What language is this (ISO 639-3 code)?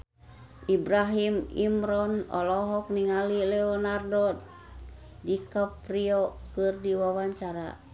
sun